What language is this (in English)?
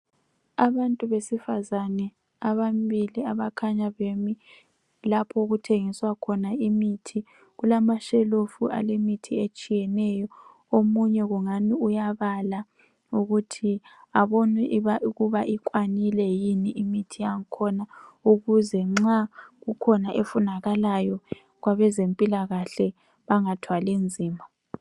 North Ndebele